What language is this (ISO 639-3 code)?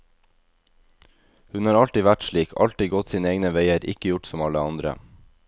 nor